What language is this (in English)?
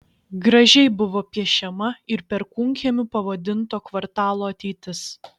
Lithuanian